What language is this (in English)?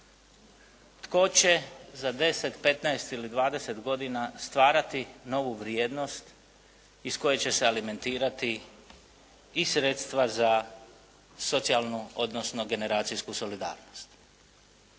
Croatian